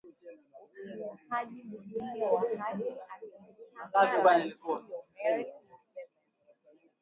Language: Swahili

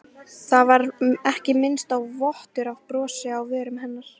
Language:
Icelandic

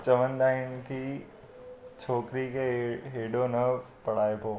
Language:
Sindhi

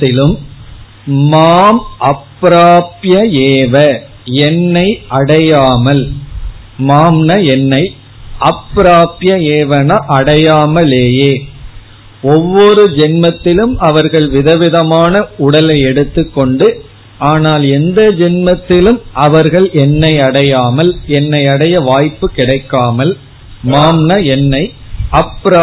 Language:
Tamil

